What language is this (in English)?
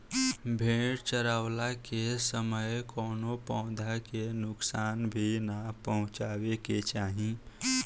Bhojpuri